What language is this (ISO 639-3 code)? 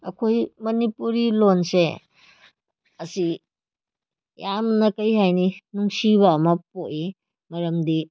mni